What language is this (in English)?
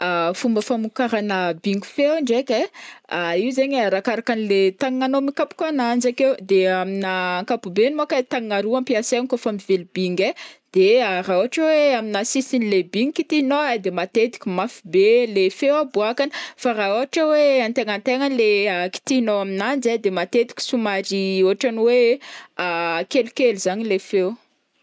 Northern Betsimisaraka Malagasy